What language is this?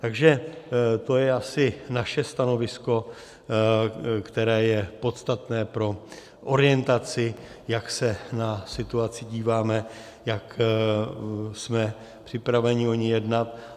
Czech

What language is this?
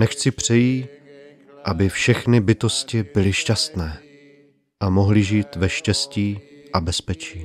Czech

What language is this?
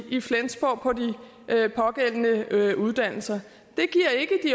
Danish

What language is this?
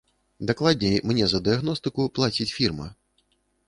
Belarusian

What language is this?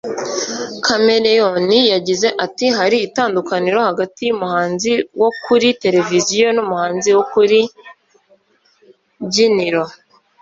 Kinyarwanda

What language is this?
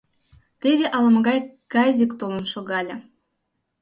Mari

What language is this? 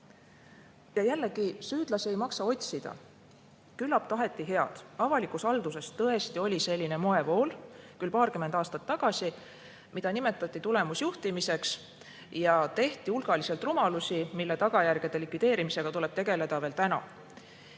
Estonian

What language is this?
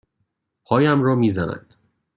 Persian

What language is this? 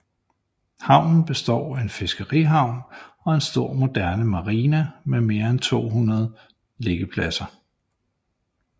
Danish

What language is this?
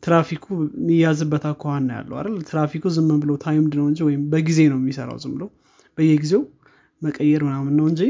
Amharic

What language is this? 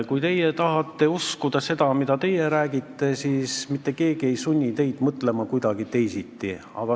Estonian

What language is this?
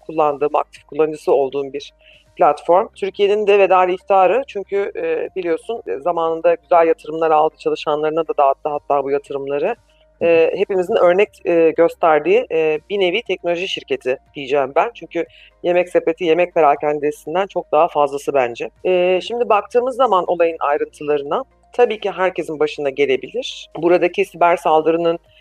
Turkish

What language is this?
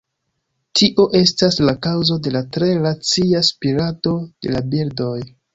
Esperanto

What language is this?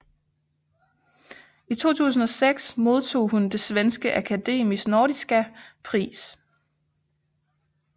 Danish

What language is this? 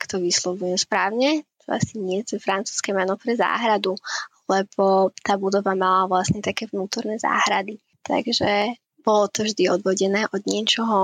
Slovak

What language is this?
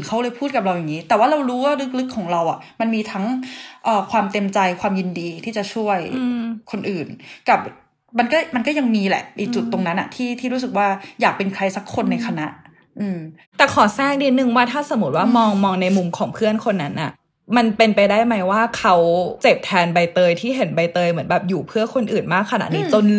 Thai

